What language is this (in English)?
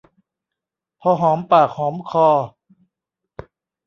Thai